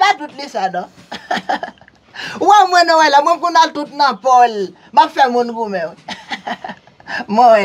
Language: French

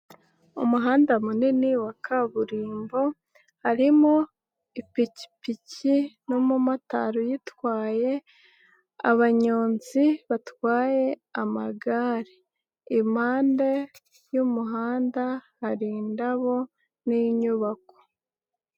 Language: Kinyarwanda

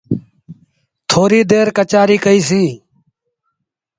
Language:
Sindhi Bhil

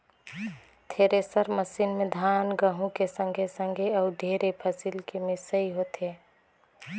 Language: Chhattisgarhi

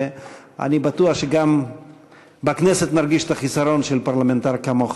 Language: Hebrew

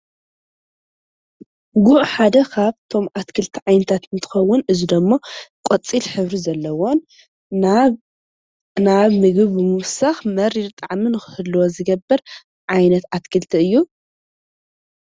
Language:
Tigrinya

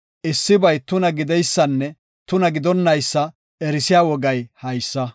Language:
Gofa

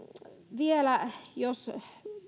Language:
Finnish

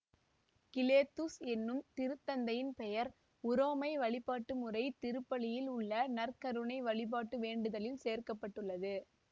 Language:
Tamil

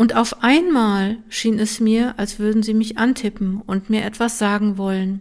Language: German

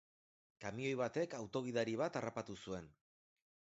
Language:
Basque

